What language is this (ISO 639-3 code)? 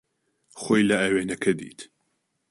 ckb